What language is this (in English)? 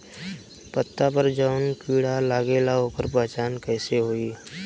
Bhojpuri